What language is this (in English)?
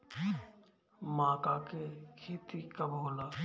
Bhojpuri